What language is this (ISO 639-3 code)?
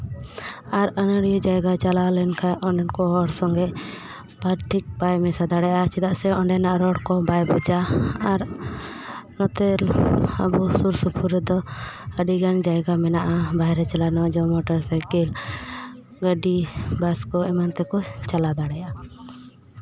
sat